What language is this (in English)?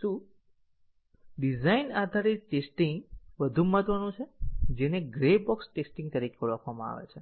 Gujarati